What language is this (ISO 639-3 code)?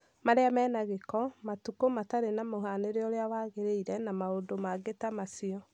kik